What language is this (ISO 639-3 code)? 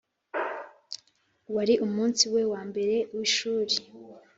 kin